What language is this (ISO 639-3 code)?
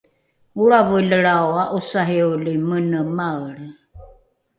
dru